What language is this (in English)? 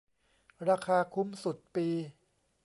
Thai